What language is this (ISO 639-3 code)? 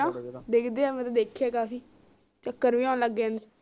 pan